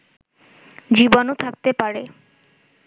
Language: Bangla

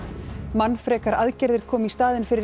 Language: Icelandic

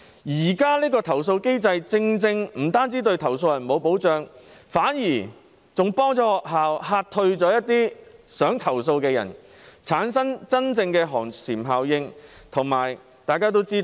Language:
Cantonese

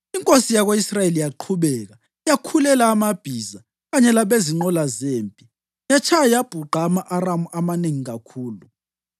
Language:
North Ndebele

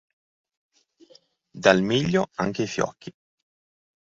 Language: Italian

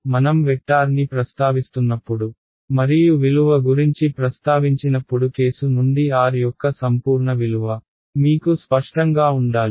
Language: Telugu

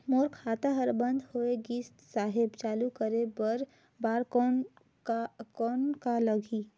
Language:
Chhattisgarhi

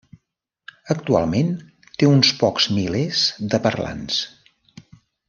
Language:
Catalan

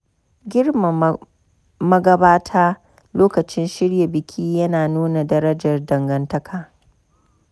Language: Hausa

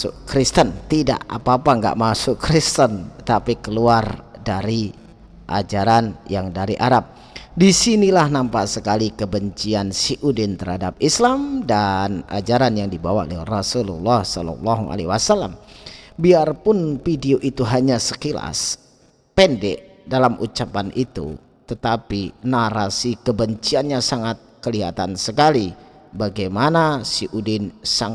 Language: Indonesian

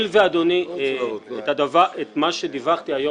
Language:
Hebrew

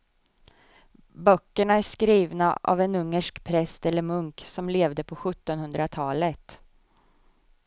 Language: Swedish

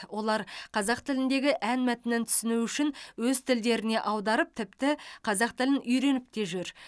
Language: Kazakh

